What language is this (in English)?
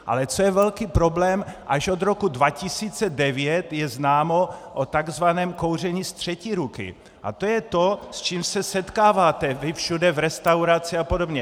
Czech